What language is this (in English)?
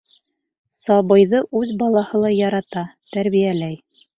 Bashkir